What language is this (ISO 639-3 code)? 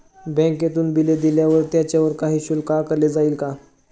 mar